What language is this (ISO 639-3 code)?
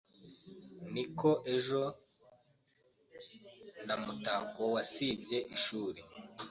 kin